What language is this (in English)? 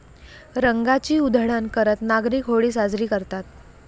Marathi